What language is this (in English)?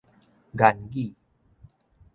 Min Nan Chinese